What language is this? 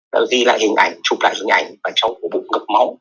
Vietnamese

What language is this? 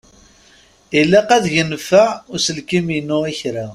Kabyle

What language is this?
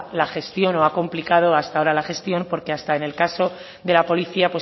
Spanish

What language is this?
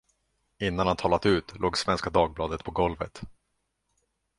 Swedish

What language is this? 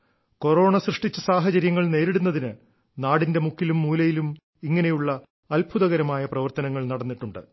Malayalam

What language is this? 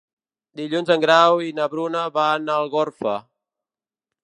Catalan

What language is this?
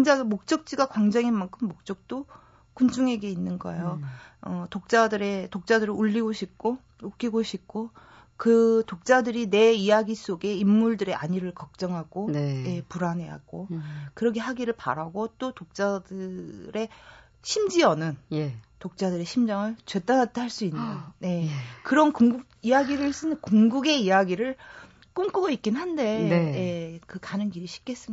Korean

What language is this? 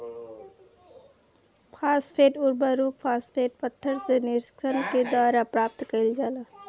Bhojpuri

